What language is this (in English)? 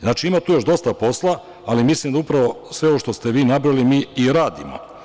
Serbian